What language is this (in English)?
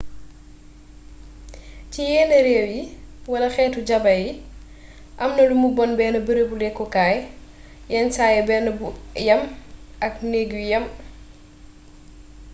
Wolof